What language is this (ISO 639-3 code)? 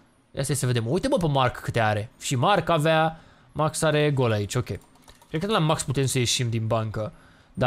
ron